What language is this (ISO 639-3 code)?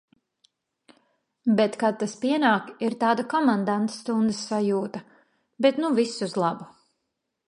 lav